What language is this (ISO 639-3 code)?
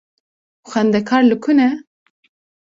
kur